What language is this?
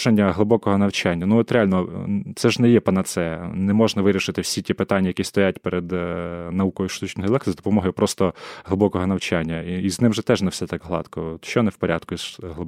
Ukrainian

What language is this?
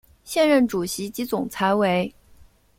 Chinese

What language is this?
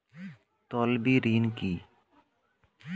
Bangla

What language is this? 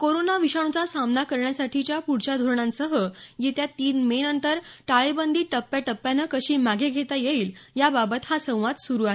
Marathi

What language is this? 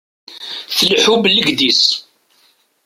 Kabyle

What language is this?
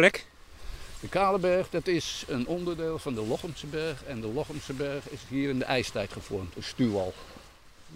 Dutch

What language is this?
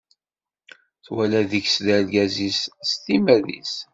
Kabyle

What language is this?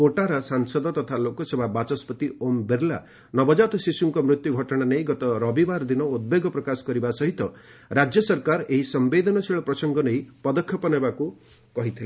Odia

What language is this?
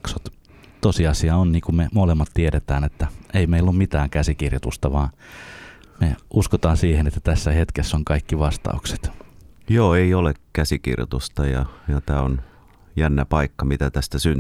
Finnish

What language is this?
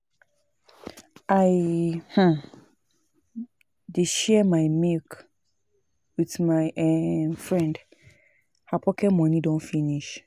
Nigerian Pidgin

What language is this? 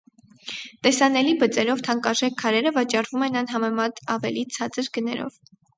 Armenian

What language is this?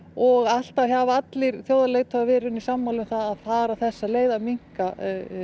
Icelandic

